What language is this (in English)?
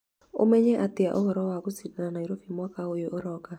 Kikuyu